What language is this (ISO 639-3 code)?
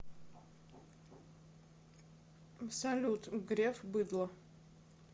rus